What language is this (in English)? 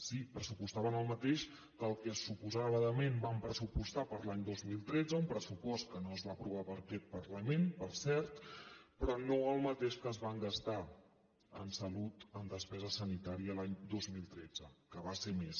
Catalan